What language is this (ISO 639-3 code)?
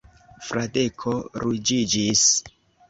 epo